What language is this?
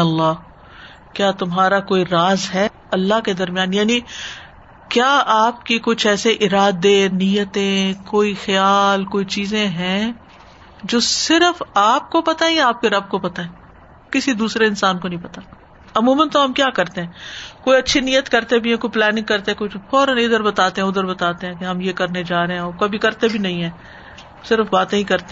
Urdu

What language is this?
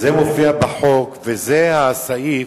Hebrew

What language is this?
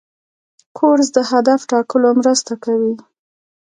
Pashto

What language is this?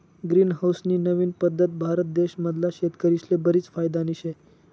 Marathi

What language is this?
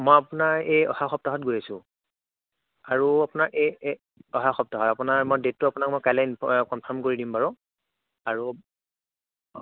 Assamese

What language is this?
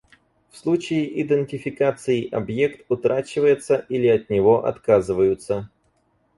Russian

